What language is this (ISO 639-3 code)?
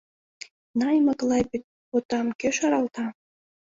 chm